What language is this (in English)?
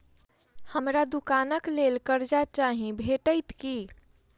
Maithili